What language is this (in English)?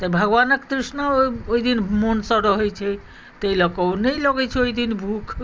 Maithili